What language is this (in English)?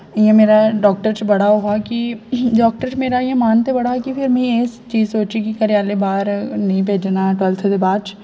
Dogri